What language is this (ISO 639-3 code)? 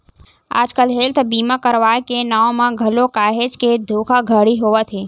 hne